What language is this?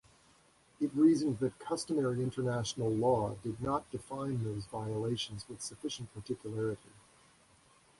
English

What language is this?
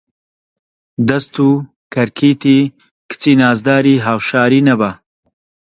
Central Kurdish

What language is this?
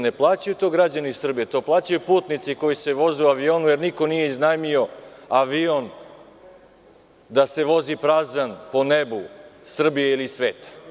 Serbian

